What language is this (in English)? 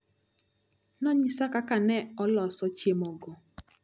Luo (Kenya and Tanzania)